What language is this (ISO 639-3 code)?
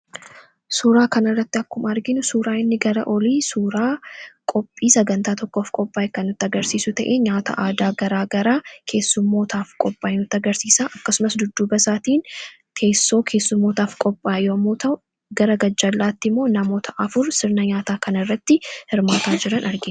orm